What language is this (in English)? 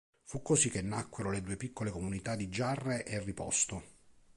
Italian